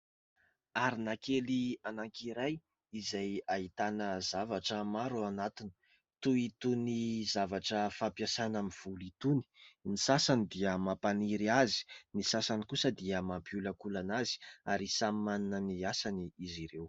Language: Malagasy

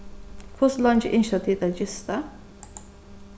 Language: Faroese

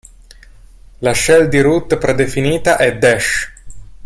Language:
Italian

